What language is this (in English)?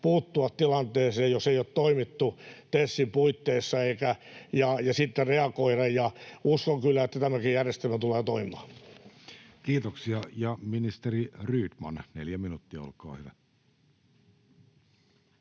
Finnish